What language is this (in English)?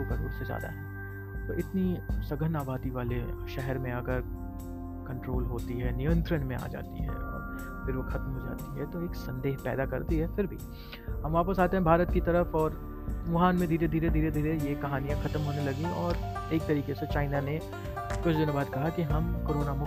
Hindi